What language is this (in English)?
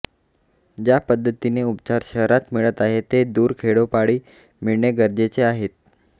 Marathi